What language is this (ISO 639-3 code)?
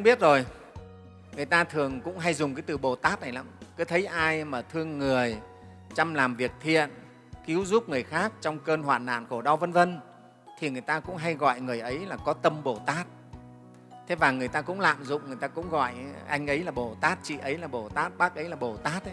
vie